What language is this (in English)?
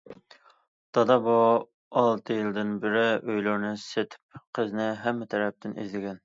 Uyghur